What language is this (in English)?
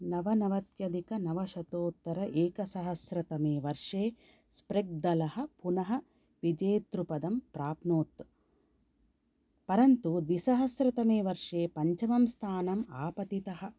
Sanskrit